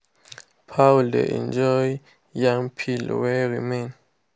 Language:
Nigerian Pidgin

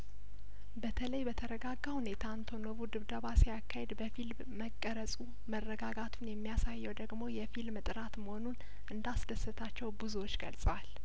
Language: Amharic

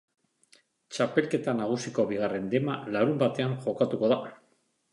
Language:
Basque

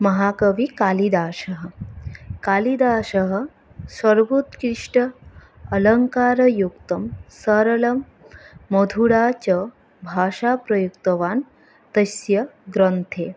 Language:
Sanskrit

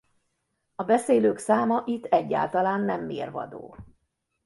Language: Hungarian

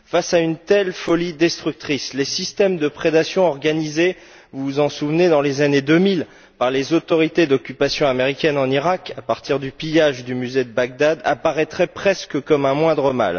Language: French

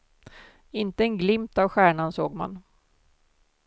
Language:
Swedish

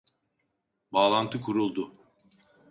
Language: Turkish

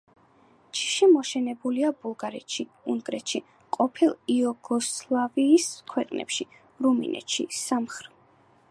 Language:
Georgian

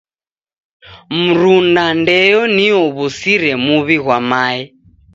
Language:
Taita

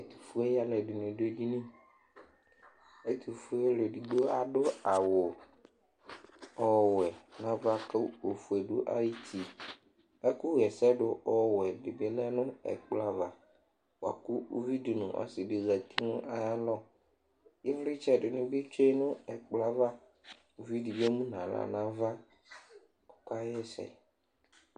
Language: Ikposo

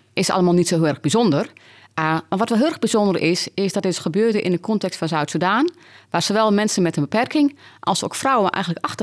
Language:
Dutch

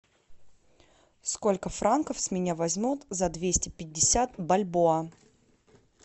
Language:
Russian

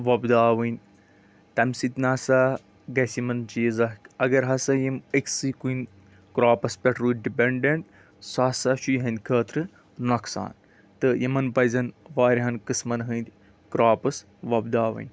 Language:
Kashmiri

